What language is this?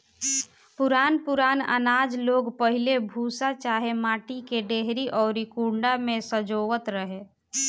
Bhojpuri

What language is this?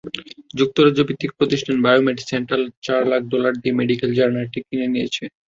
Bangla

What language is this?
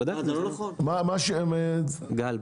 Hebrew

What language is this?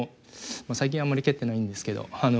Japanese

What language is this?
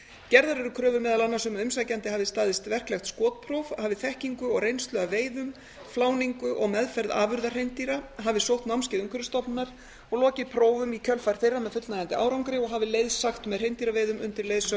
Icelandic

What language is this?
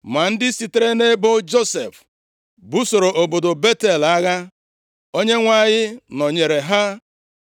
Igbo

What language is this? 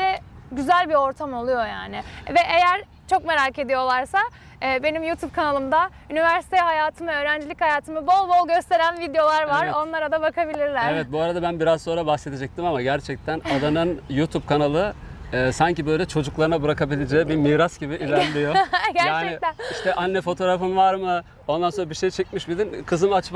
Turkish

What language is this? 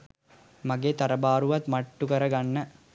Sinhala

